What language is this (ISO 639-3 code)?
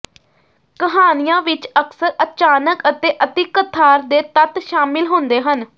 pan